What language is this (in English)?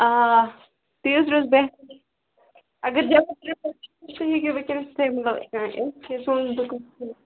Kashmiri